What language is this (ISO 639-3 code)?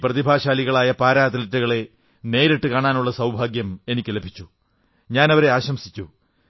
mal